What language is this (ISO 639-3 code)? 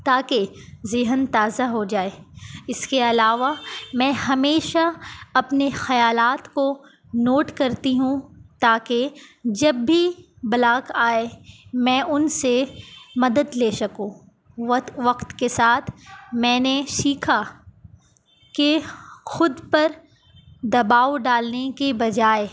urd